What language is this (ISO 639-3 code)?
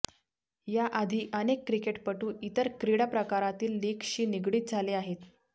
mar